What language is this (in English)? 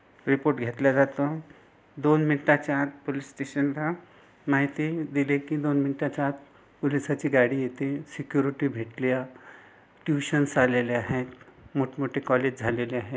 Marathi